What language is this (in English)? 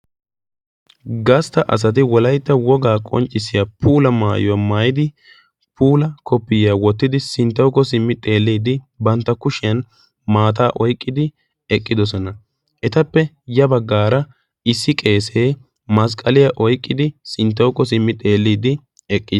Wolaytta